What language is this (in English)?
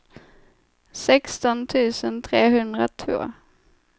Swedish